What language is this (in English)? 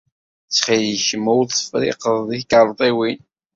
Kabyle